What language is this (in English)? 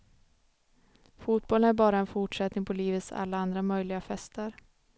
Swedish